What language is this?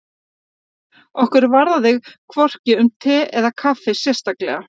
Icelandic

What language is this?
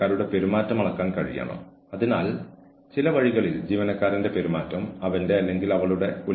Malayalam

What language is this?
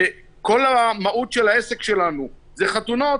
Hebrew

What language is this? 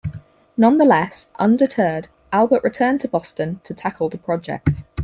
English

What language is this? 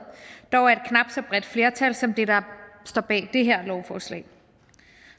Danish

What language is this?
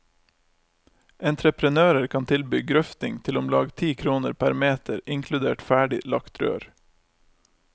Norwegian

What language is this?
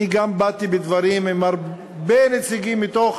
Hebrew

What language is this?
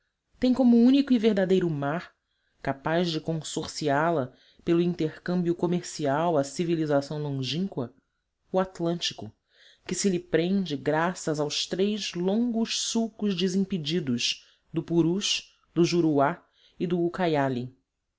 Portuguese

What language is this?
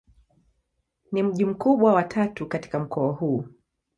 Swahili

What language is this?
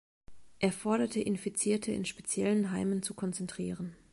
German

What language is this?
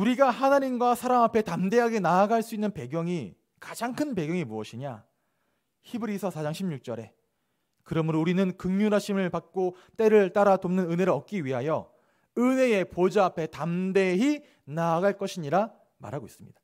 Korean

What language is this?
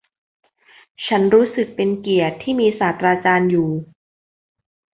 Thai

